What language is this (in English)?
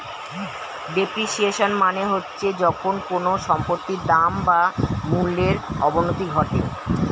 Bangla